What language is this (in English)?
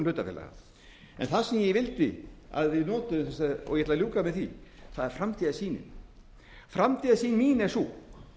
Icelandic